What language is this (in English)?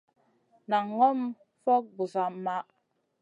Masana